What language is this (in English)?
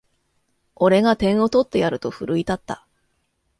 Japanese